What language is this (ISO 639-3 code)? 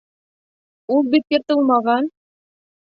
bak